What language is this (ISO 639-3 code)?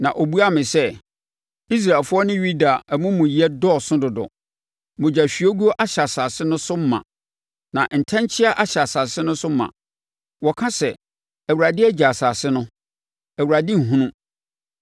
aka